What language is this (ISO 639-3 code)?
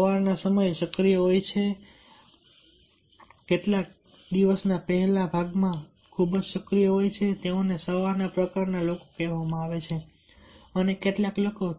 guj